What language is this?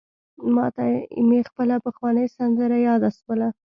Pashto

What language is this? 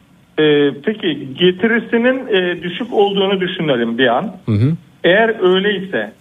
Turkish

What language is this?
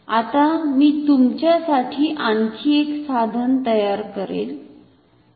Marathi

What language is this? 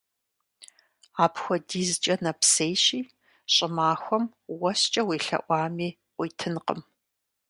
Kabardian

